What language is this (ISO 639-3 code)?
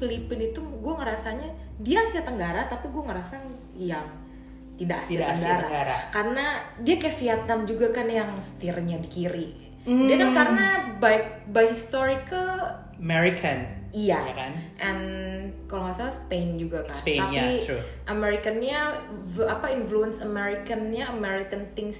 ind